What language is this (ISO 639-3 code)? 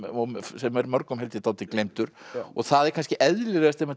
isl